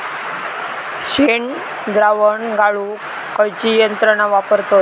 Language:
Marathi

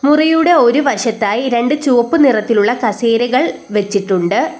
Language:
Malayalam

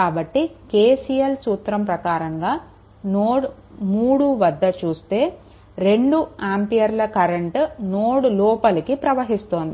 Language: Telugu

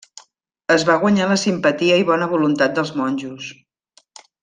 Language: Catalan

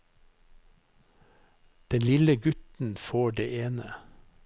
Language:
Norwegian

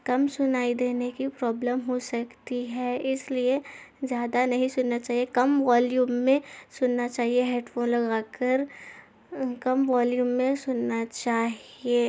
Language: Urdu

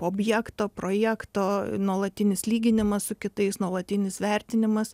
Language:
Lithuanian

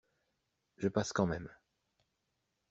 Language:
French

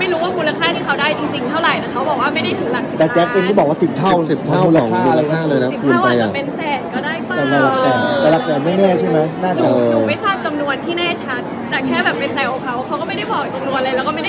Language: Thai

